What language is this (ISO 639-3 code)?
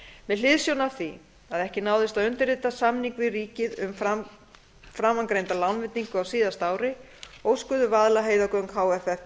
isl